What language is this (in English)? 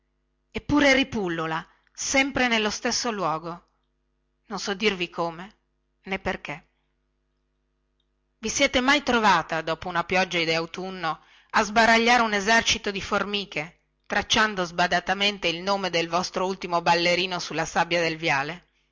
Italian